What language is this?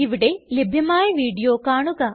Malayalam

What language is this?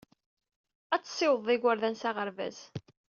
Kabyle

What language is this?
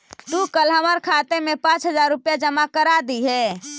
Magahi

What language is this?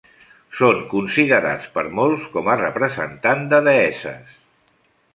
Catalan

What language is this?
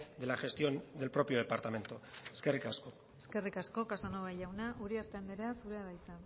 Basque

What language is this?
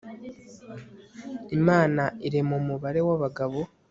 Kinyarwanda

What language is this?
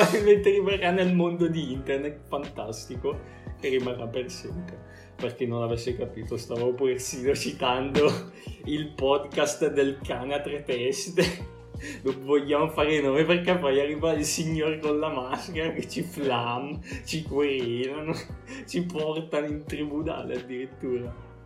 Italian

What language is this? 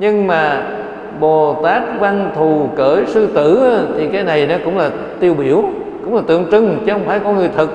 Vietnamese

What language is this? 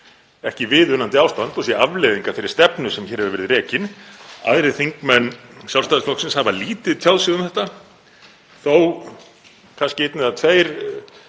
Icelandic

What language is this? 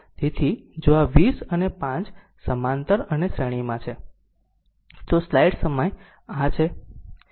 Gujarati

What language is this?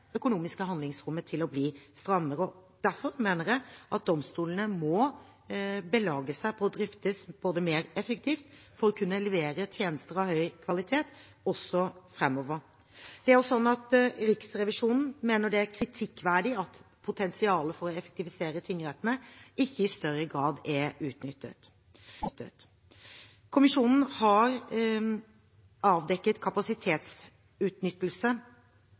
Norwegian Bokmål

